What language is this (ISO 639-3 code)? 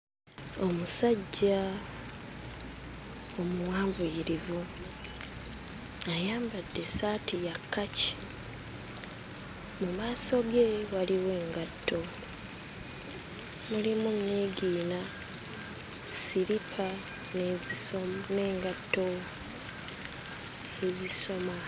lug